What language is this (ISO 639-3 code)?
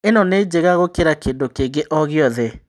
kik